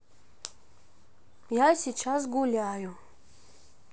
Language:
Russian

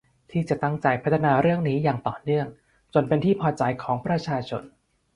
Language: Thai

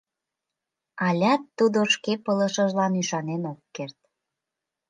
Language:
Mari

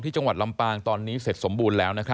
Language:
Thai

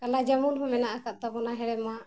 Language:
Santali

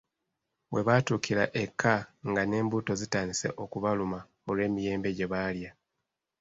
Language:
Ganda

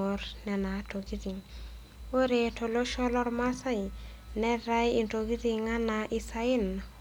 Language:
Masai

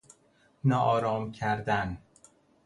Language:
Persian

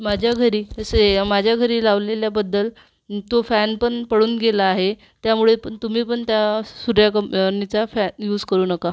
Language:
Marathi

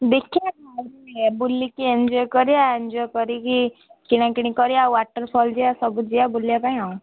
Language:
Odia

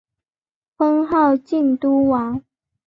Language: Chinese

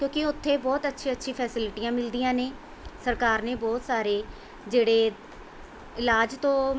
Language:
Punjabi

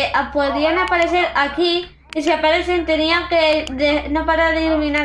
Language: Spanish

